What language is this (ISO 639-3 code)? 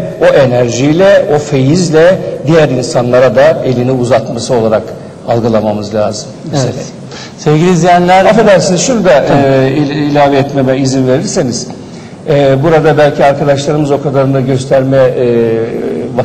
tur